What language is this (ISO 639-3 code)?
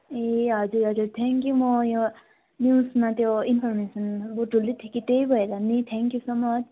nep